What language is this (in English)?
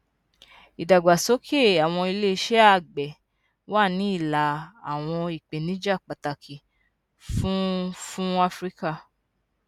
Yoruba